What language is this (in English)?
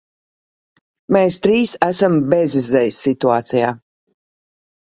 Latvian